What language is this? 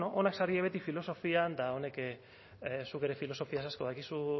Basque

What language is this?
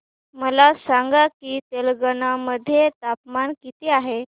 Marathi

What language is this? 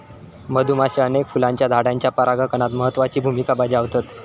Marathi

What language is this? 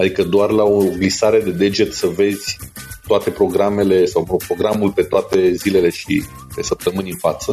Romanian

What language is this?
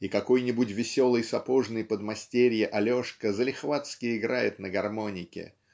Russian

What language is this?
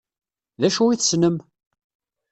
Kabyle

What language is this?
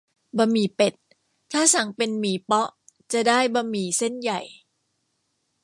Thai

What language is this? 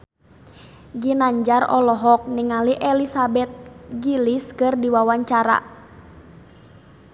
Sundanese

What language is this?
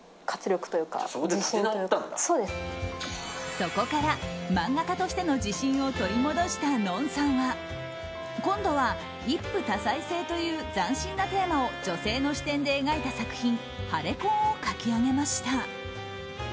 Japanese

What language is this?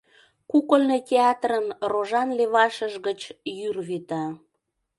Mari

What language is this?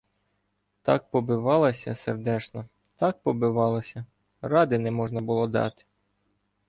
Ukrainian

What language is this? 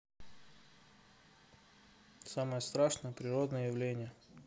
Russian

